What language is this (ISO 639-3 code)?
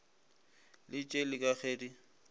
nso